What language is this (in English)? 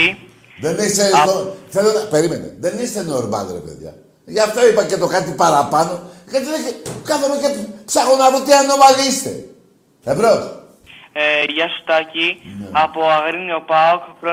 Greek